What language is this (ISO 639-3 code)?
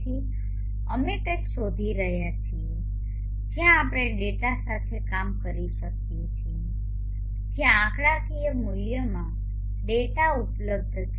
guj